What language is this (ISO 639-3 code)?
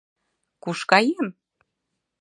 chm